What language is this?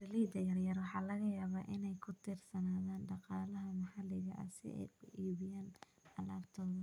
Somali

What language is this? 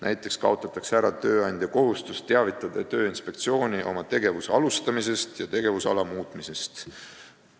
Estonian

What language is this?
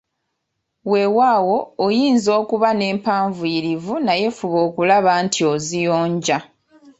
Ganda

